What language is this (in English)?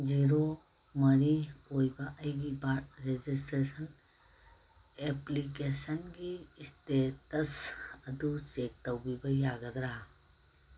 Manipuri